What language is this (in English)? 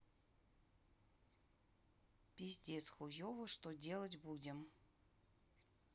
Russian